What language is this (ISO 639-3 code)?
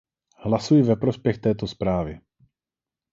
ces